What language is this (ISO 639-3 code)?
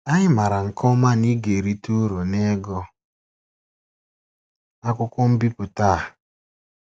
ibo